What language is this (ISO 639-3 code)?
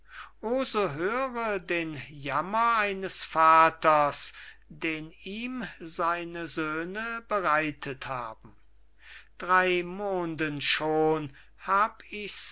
deu